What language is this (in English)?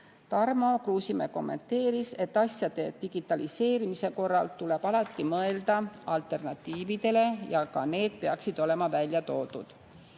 Estonian